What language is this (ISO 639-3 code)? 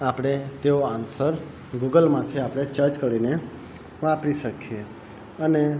guj